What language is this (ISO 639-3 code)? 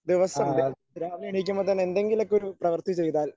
mal